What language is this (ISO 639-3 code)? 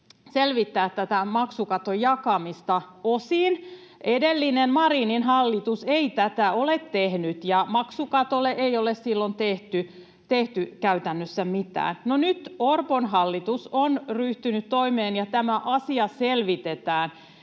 fin